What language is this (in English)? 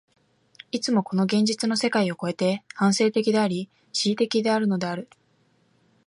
Japanese